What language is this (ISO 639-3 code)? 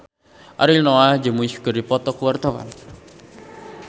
sun